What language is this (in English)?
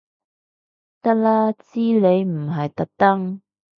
Cantonese